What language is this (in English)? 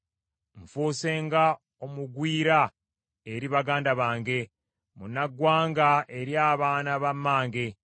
Ganda